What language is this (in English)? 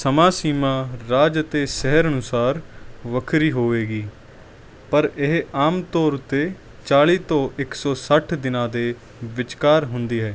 Punjabi